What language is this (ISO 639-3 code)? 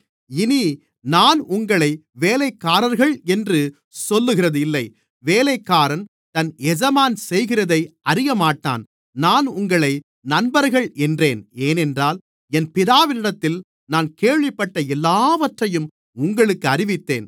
tam